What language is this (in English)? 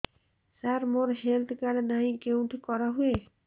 Odia